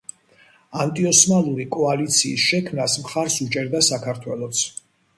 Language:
Georgian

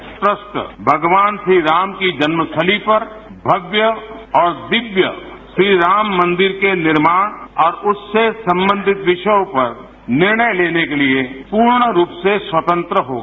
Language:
Hindi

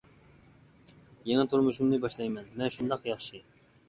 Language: Uyghur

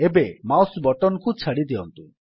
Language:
Odia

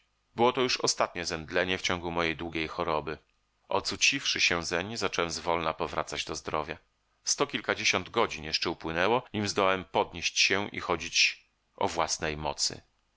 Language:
Polish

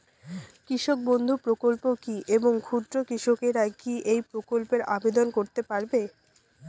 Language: Bangla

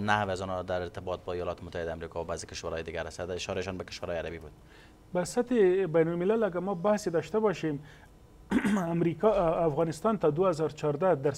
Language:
Persian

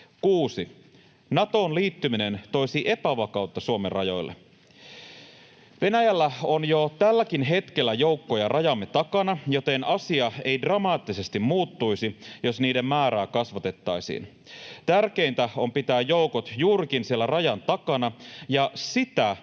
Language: Finnish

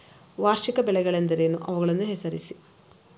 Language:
Kannada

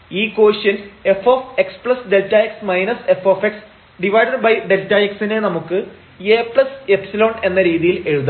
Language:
Malayalam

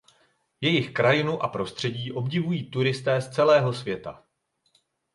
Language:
Czech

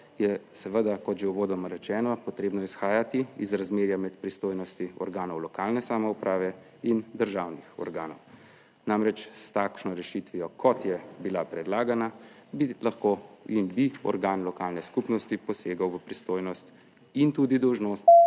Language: Slovenian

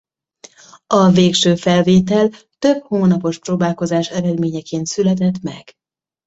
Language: Hungarian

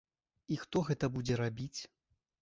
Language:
Belarusian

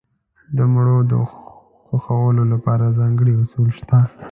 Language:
Pashto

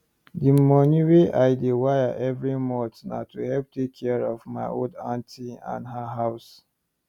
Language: Nigerian Pidgin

